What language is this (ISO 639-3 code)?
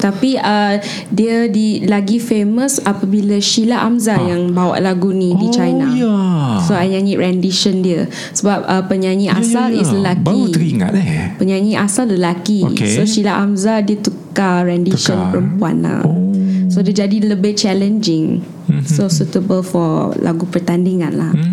msa